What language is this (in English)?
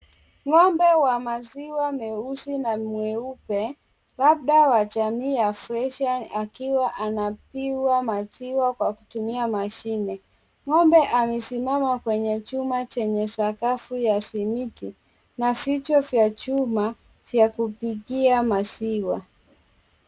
Swahili